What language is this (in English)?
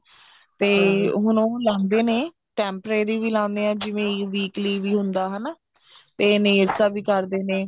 Punjabi